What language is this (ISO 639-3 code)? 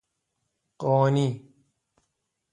fas